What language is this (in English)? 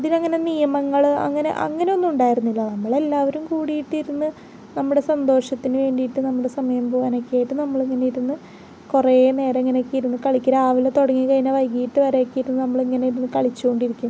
Malayalam